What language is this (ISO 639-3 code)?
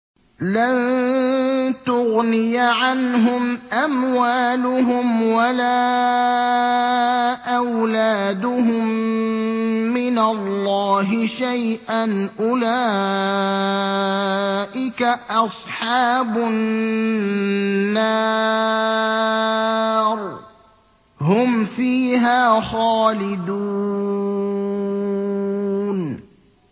ara